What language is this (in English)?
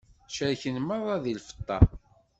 Kabyle